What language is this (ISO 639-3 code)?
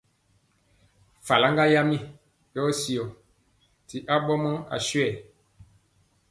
mcx